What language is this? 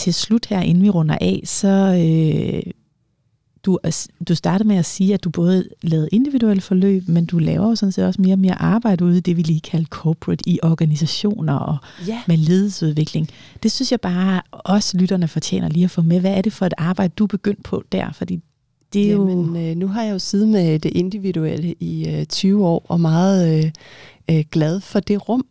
Danish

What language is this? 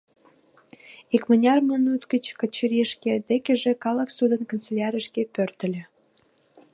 Mari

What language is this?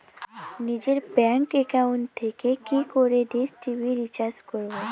Bangla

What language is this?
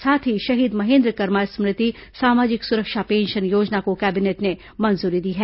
Hindi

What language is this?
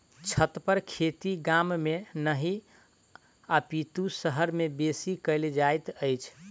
Maithili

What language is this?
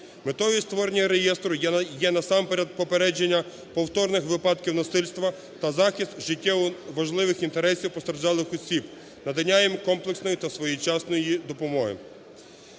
Ukrainian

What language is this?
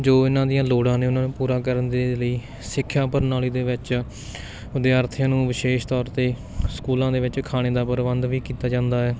Punjabi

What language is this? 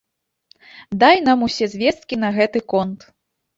Belarusian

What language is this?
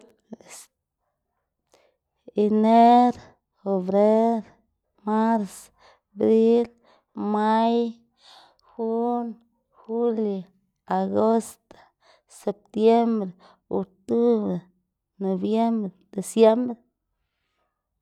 Xanaguía Zapotec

